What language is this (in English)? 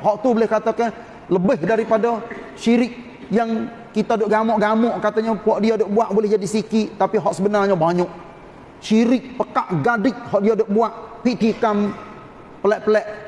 Malay